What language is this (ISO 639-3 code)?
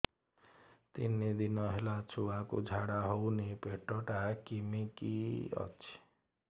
ori